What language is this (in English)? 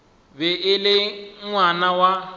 Northern Sotho